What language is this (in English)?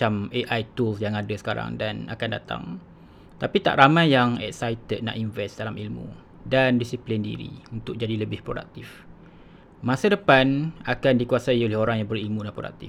Malay